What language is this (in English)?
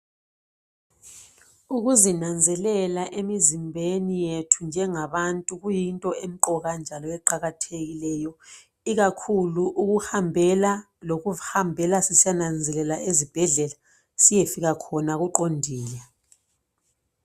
North Ndebele